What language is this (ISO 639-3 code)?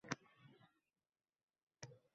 uzb